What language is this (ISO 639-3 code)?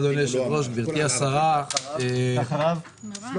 heb